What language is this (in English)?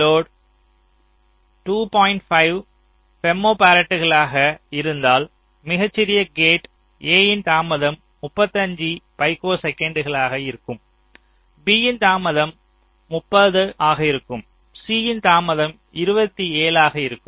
Tamil